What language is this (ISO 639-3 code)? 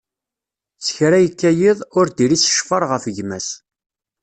kab